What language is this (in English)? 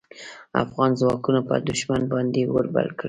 Pashto